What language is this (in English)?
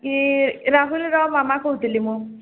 Odia